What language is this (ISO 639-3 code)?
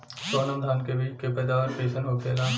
bho